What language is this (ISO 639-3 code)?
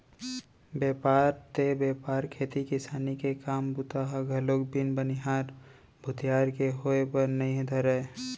hne